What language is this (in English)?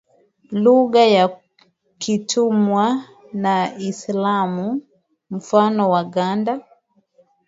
Swahili